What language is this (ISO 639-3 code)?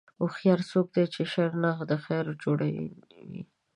pus